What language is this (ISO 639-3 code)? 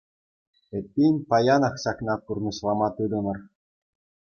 chv